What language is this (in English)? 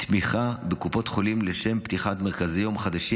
Hebrew